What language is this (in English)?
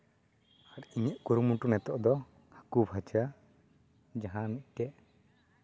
Santali